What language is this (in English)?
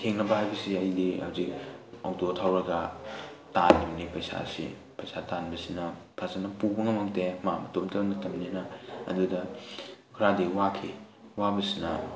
Manipuri